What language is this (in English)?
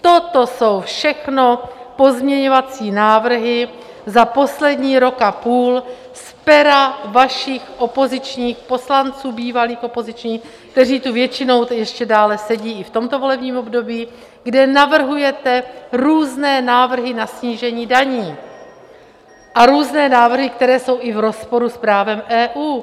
Czech